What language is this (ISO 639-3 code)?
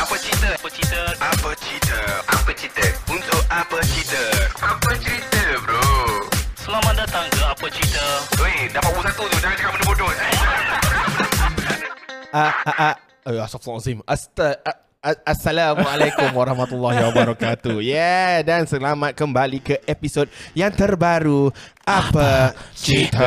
msa